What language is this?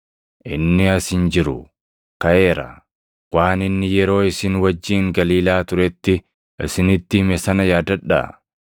Oromo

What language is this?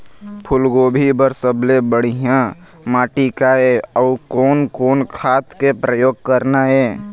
Chhattisgarhi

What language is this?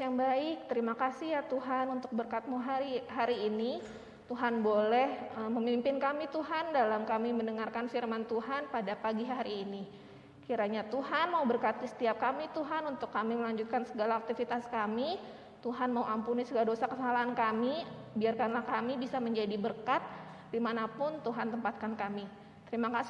Indonesian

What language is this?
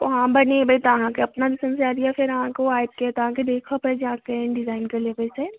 Maithili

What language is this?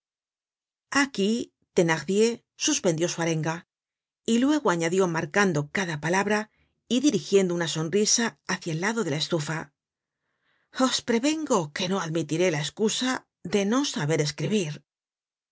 Spanish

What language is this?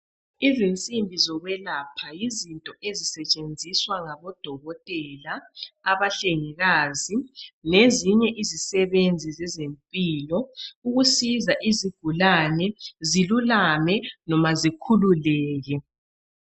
North Ndebele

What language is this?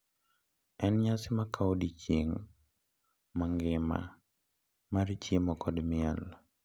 Luo (Kenya and Tanzania)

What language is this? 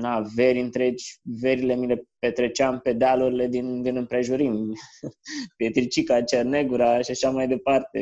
Romanian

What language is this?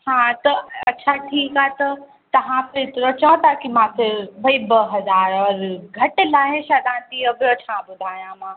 Sindhi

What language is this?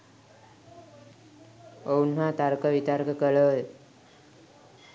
Sinhala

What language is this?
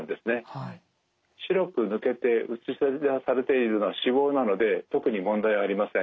Japanese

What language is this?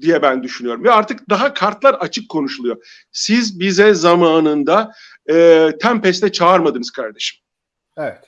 Turkish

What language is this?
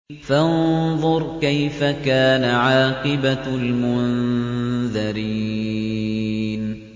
Arabic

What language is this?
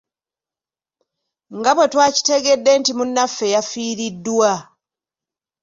Ganda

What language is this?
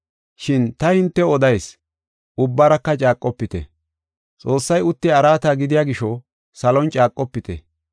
Gofa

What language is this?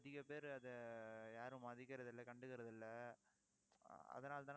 Tamil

